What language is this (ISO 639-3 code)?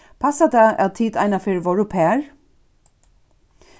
fao